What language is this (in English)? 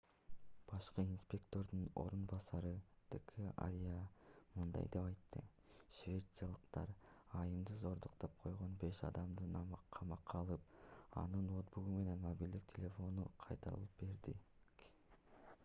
Kyrgyz